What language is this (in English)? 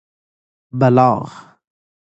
Persian